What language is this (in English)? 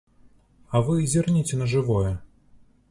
Belarusian